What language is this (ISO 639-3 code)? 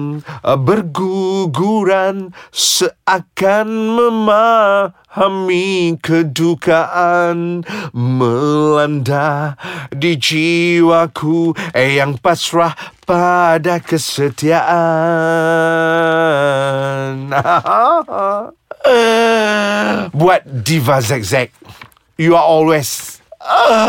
msa